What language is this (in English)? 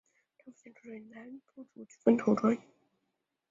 Chinese